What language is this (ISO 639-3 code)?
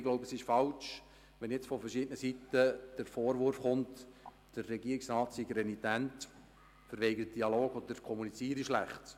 gsw